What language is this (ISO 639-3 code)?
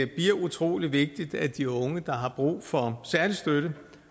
dan